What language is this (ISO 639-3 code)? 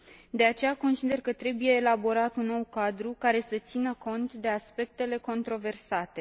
ron